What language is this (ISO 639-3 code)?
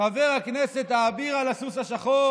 heb